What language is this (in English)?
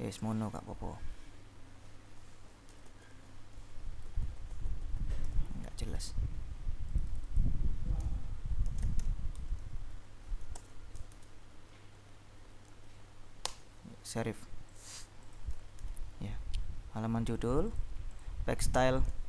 Indonesian